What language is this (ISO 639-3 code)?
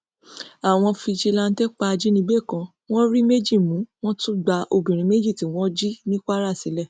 yor